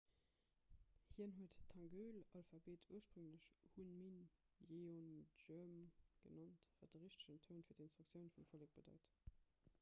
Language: Luxembourgish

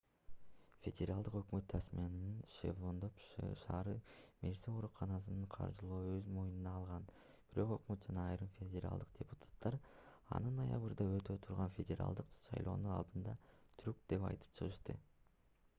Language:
Kyrgyz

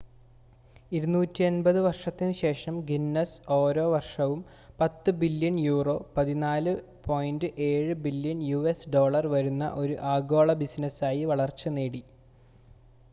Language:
Malayalam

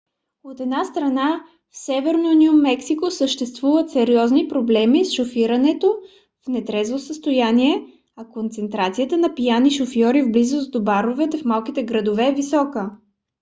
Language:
Bulgarian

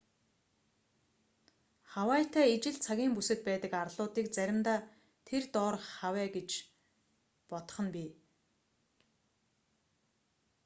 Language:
Mongolian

